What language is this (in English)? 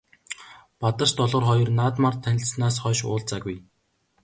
Mongolian